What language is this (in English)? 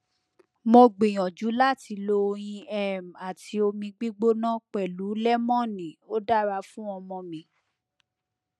Yoruba